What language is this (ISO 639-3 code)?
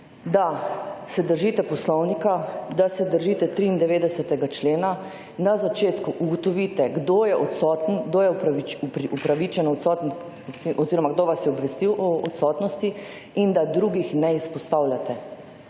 slv